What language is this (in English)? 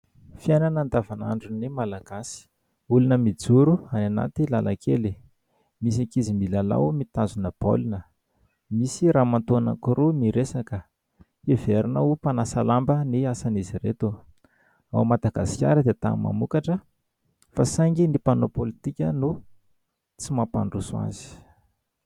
Malagasy